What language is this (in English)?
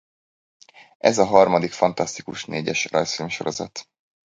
Hungarian